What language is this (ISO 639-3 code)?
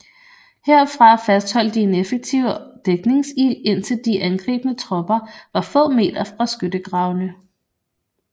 dan